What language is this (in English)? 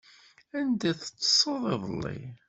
Kabyle